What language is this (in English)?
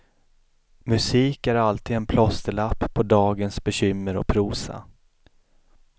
Swedish